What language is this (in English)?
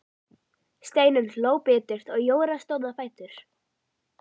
Icelandic